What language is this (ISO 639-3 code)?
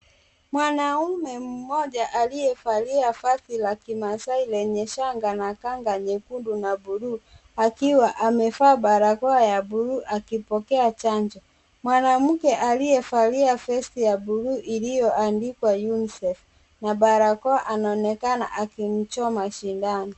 swa